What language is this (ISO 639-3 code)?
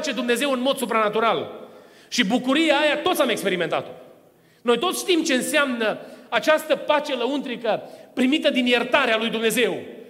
ron